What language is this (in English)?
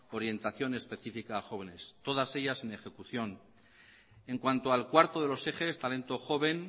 Spanish